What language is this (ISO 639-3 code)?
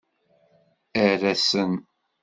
kab